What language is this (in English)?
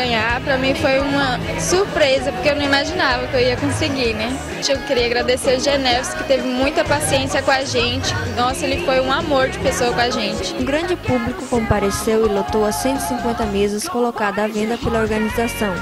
Portuguese